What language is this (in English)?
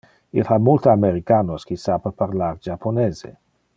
Interlingua